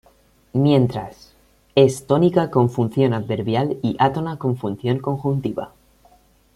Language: Spanish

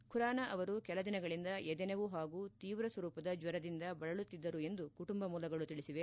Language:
Kannada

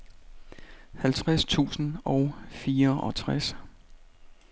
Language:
Danish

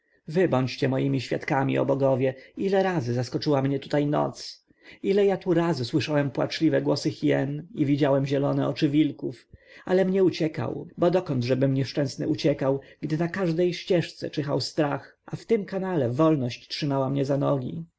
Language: Polish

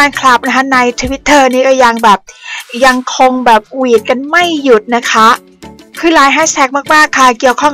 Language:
Thai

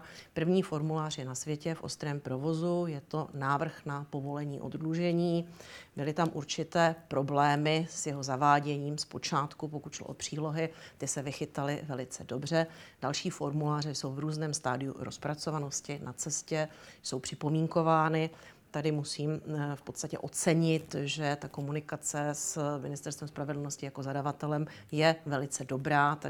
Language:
Czech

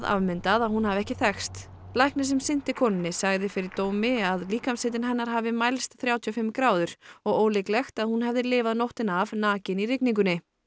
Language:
Icelandic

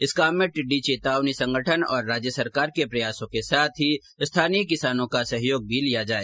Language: Hindi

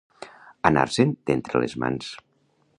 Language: Catalan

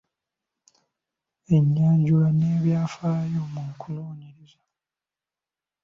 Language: Ganda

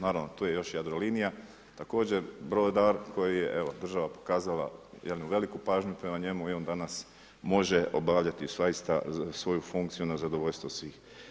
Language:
Croatian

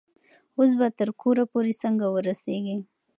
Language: Pashto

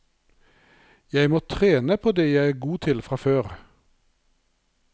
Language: Norwegian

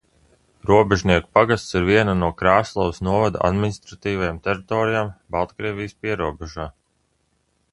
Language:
Latvian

